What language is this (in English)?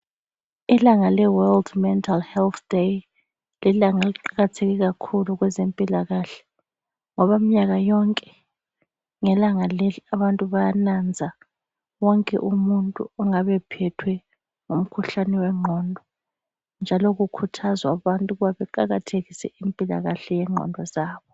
North Ndebele